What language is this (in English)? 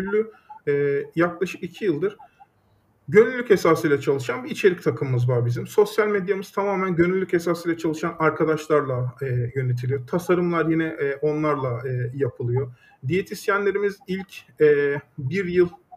Turkish